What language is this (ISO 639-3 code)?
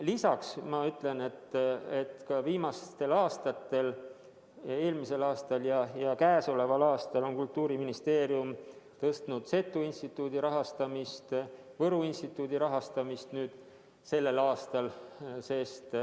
est